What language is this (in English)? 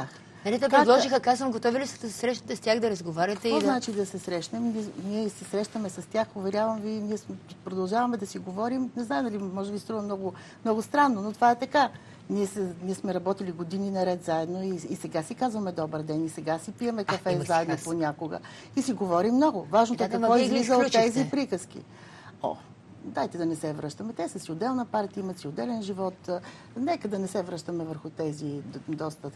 Bulgarian